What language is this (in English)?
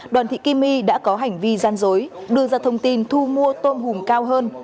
Vietnamese